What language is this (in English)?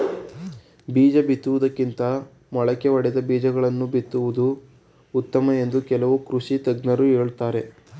Kannada